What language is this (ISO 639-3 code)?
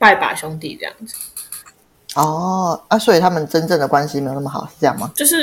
zho